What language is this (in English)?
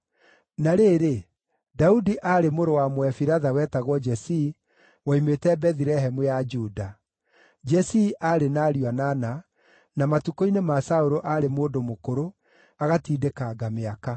Kikuyu